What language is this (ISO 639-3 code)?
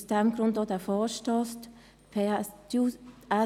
gsw